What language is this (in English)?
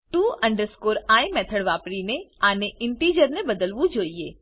Gujarati